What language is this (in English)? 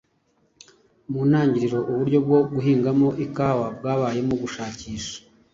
Kinyarwanda